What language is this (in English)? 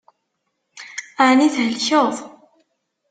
Kabyle